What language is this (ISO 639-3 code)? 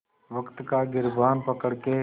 hin